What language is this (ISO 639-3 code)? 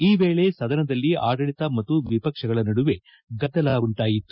kan